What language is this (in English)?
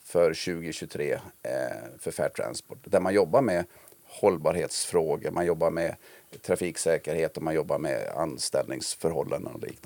Swedish